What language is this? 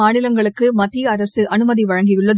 Tamil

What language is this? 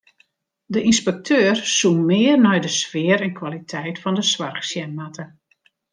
Western Frisian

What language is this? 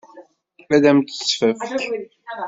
Kabyle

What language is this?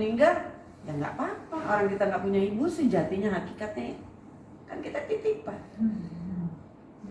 Indonesian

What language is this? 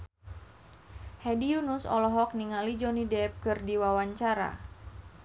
Sundanese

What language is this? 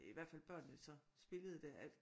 Danish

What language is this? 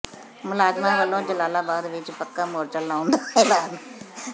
Punjabi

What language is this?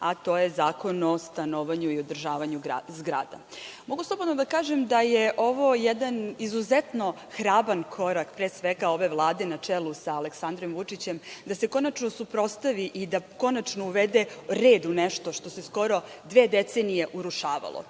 Serbian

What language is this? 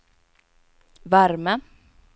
Swedish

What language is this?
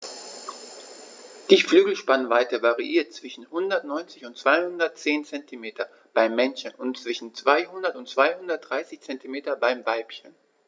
German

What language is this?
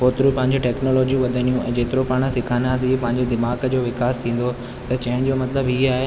Sindhi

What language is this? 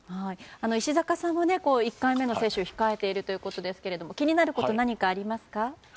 Japanese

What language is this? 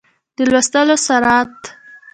Pashto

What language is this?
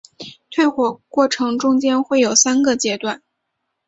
Chinese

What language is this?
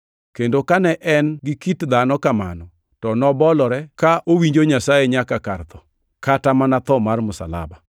Luo (Kenya and Tanzania)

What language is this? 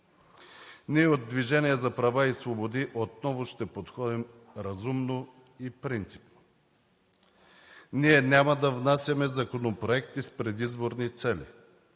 Bulgarian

